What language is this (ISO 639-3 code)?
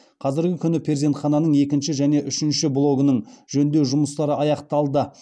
kaz